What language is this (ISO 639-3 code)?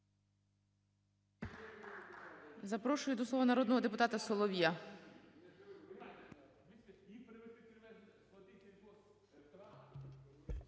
ukr